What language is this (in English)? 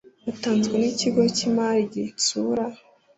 Kinyarwanda